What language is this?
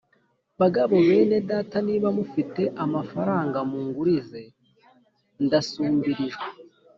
Kinyarwanda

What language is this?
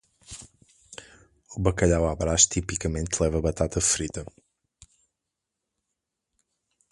Portuguese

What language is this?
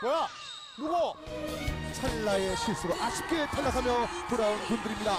Korean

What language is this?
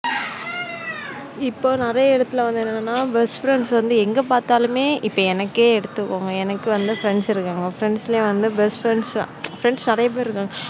Tamil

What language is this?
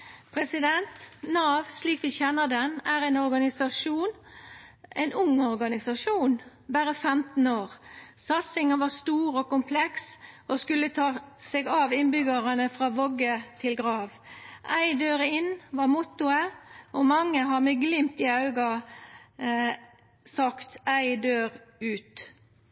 Norwegian Nynorsk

